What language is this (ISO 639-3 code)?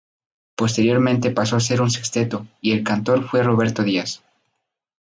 spa